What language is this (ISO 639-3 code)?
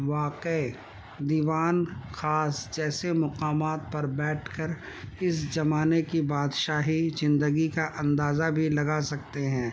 urd